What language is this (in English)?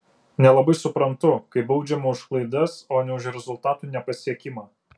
Lithuanian